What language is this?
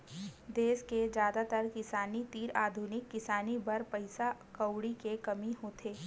Chhattisgarhi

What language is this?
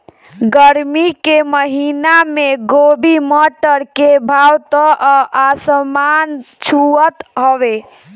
Bhojpuri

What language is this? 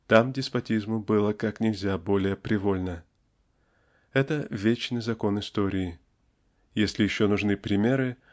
Russian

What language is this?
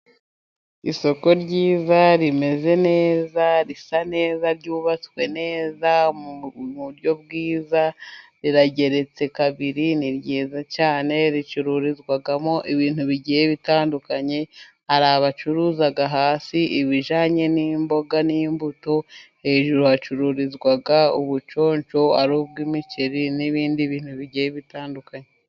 Kinyarwanda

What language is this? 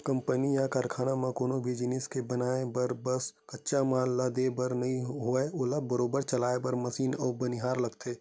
Chhattisgarhi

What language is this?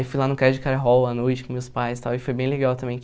Portuguese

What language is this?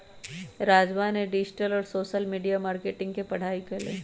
Magahi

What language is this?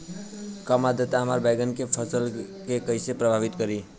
Bhojpuri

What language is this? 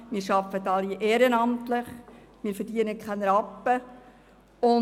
Swiss German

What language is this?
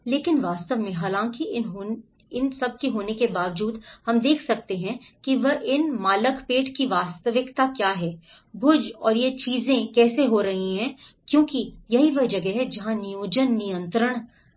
Hindi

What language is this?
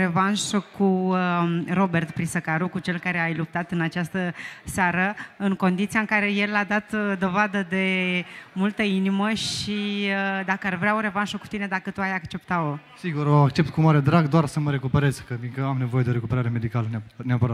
Romanian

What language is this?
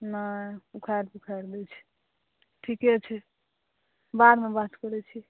Maithili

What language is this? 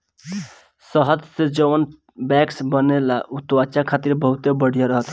Bhojpuri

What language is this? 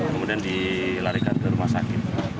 Indonesian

